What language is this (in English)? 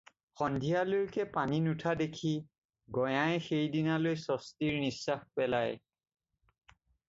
Assamese